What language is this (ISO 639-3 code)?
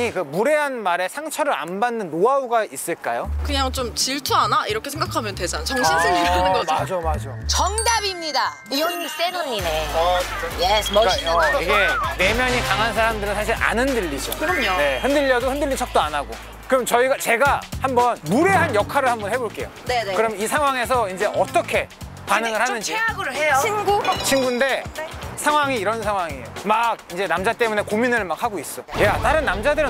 kor